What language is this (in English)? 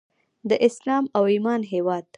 Pashto